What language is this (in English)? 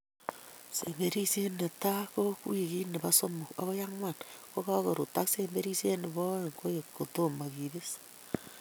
Kalenjin